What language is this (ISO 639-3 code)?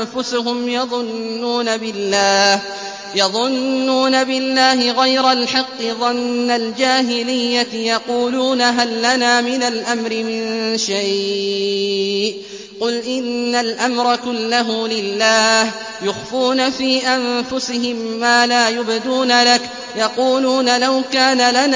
ara